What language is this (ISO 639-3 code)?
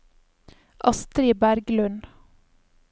nor